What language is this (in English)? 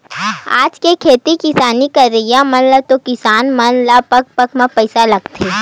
Chhattisgarhi